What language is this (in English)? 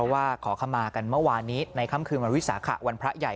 Thai